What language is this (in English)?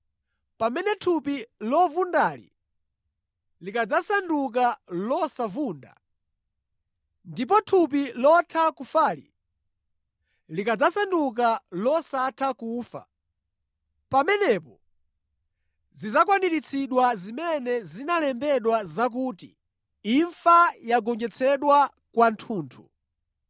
Nyanja